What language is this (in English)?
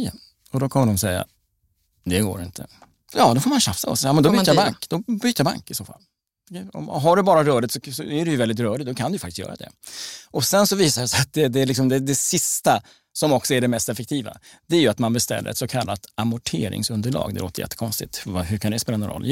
Swedish